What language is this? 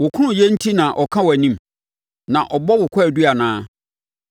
Akan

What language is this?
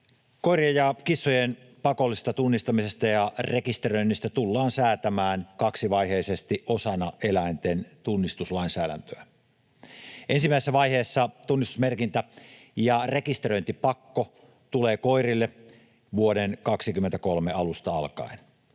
Finnish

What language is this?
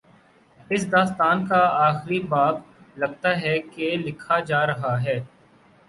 Urdu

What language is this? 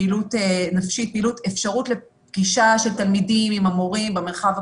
Hebrew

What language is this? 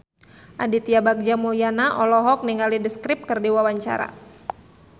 Sundanese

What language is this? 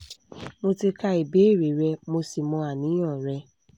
Yoruba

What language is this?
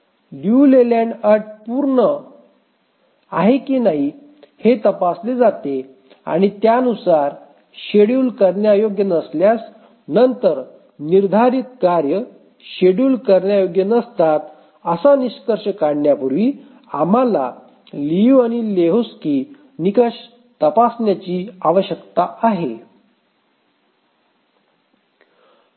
Marathi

